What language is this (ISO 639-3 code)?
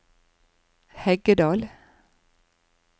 nor